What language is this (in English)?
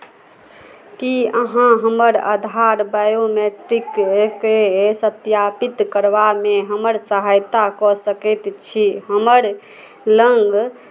Maithili